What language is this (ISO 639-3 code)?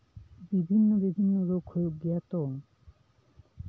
sat